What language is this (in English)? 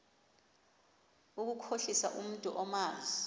Xhosa